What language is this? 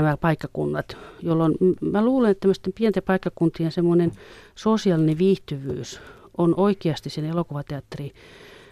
Finnish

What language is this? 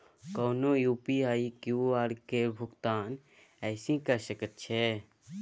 Maithili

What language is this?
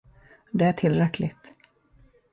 Swedish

